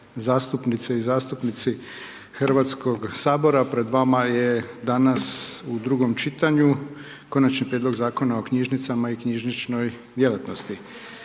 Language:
Croatian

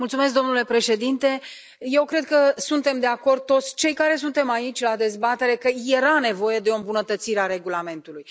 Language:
Romanian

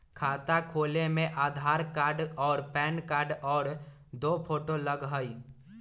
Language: Magahi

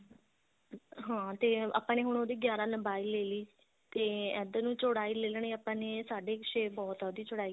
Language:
Punjabi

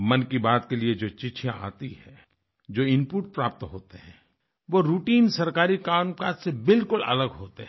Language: Hindi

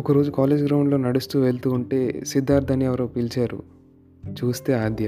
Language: Telugu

